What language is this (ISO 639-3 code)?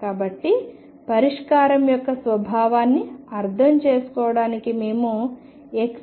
tel